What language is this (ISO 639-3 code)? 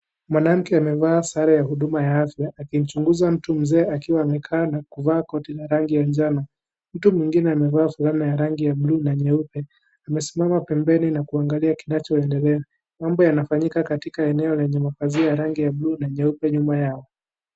swa